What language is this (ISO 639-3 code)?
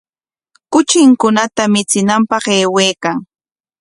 qwa